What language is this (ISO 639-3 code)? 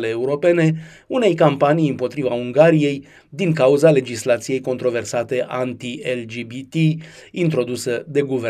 ron